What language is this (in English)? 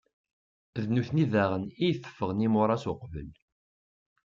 Kabyle